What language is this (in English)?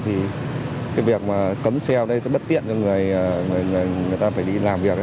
Vietnamese